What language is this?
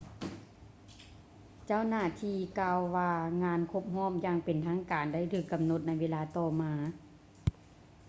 Lao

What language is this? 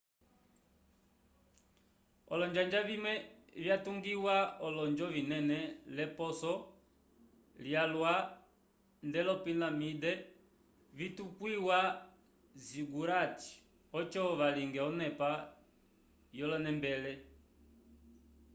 Umbundu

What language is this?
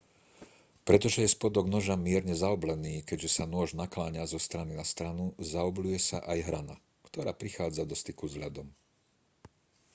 Slovak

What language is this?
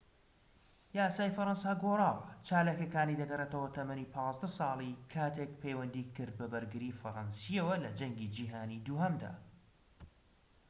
Central Kurdish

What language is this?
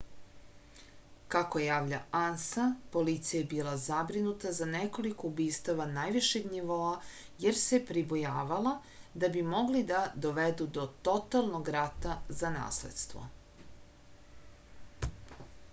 Serbian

